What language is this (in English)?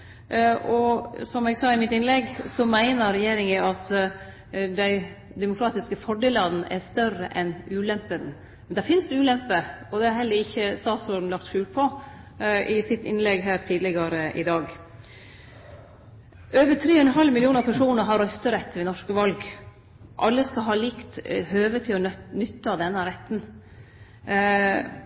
Norwegian Nynorsk